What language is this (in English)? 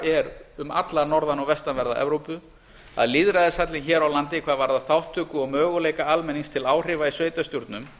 Icelandic